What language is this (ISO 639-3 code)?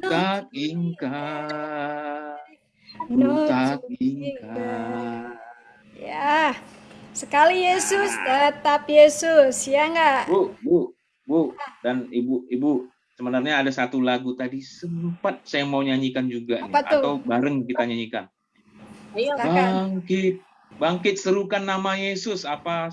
ind